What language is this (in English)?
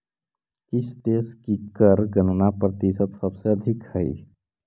Magahi